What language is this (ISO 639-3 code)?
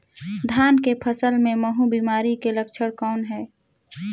hne